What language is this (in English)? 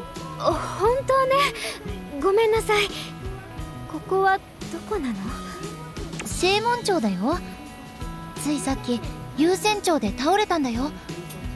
Japanese